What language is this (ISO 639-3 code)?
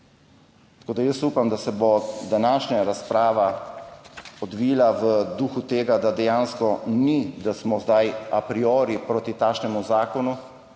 slv